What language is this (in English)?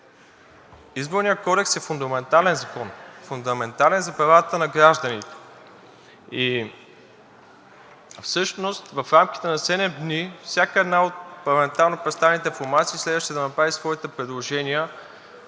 Bulgarian